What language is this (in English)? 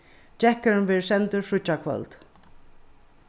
Faroese